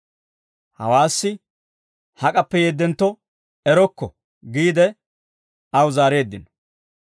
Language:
Dawro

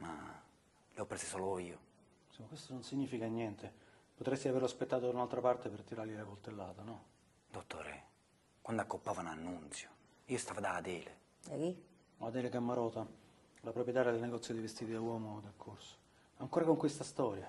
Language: Italian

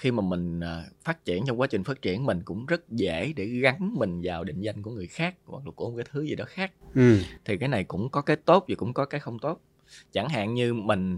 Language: Vietnamese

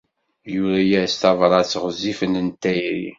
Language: Kabyle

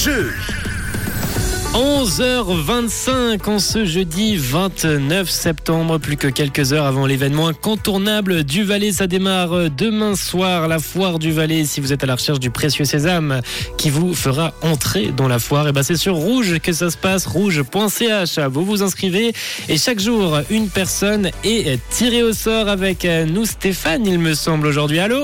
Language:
French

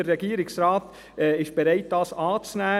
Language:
Swiss German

